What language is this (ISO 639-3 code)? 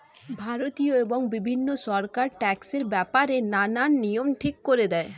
ben